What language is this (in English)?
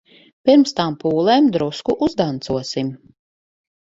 Latvian